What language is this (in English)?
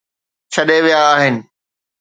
Sindhi